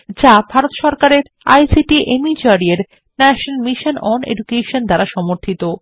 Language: Bangla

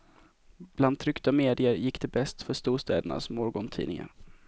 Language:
Swedish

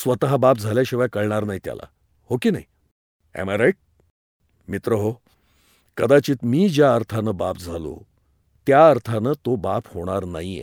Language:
Hindi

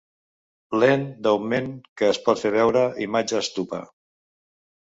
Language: Catalan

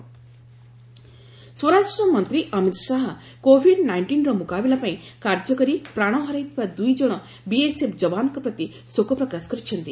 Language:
Odia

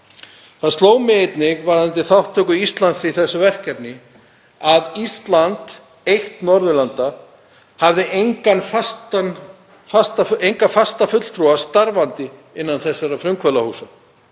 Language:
Icelandic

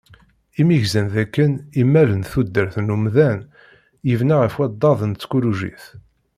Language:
Kabyle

